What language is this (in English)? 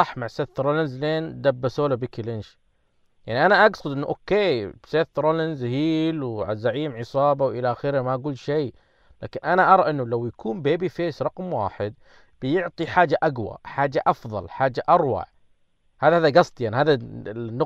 Arabic